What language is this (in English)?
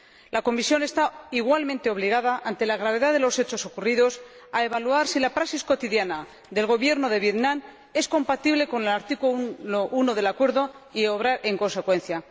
Spanish